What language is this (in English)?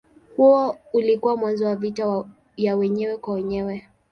Swahili